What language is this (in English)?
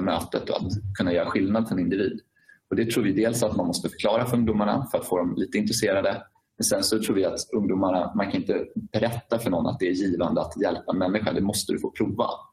Swedish